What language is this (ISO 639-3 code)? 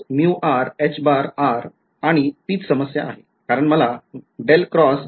mar